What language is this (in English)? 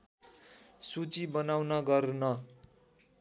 Nepali